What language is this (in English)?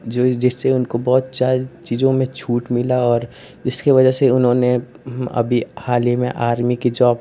Hindi